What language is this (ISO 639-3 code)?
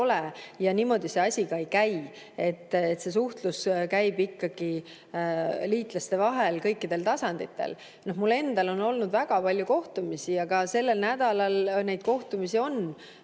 est